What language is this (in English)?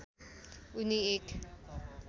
Nepali